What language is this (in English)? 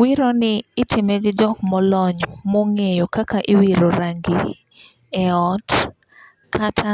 Luo (Kenya and Tanzania)